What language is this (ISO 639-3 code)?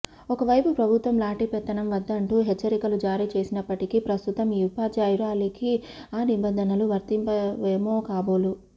tel